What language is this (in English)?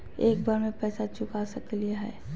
Magahi